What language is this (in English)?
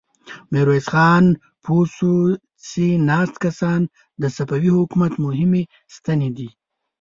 Pashto